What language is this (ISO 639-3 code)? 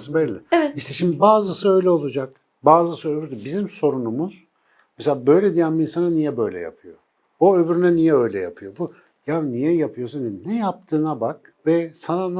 tur